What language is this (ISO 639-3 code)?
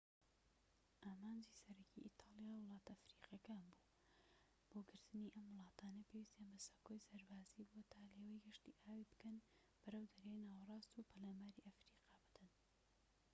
ckb